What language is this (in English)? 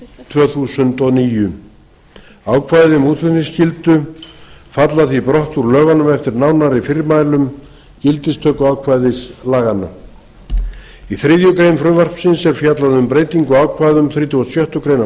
Icelandic